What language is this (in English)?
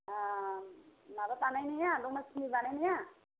Bodo